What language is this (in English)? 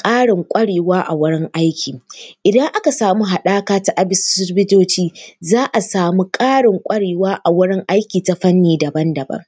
Hausa